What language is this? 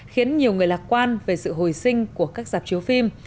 Vietnamese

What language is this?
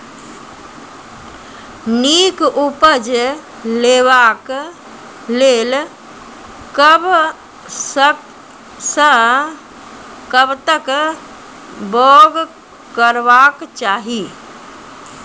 Maithili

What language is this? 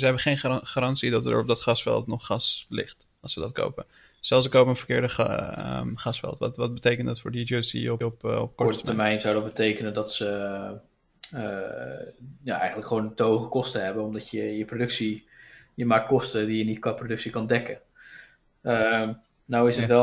Dutch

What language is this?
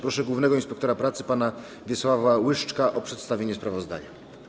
Polish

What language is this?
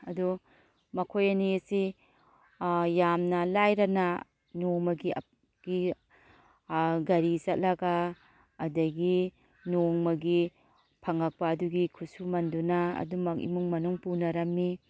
Manipuri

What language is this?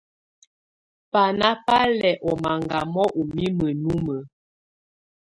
Tunen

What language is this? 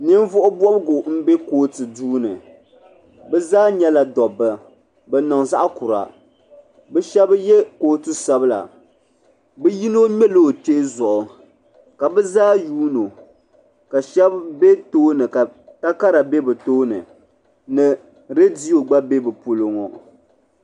Dagbani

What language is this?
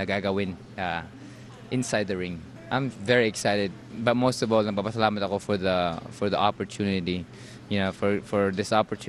Filipino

